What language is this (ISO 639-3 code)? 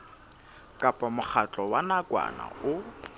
sot